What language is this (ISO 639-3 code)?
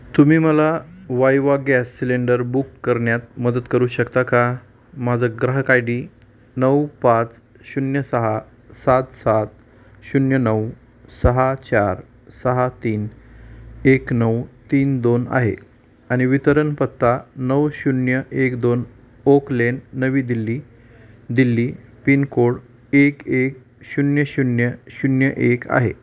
mar